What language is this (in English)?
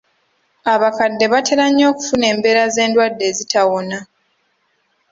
Ganda